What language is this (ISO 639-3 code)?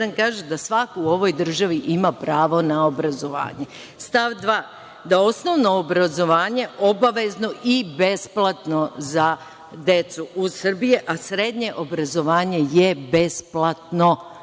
srp